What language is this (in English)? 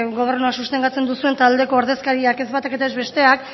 Basque